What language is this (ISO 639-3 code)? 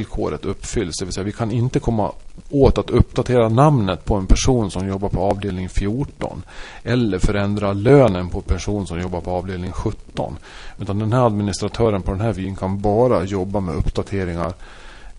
swe